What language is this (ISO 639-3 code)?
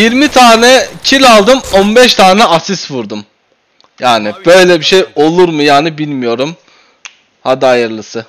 tur